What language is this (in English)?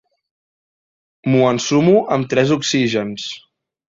Catalan